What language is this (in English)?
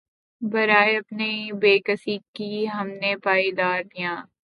Urdu